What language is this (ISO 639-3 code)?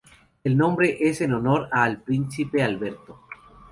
spa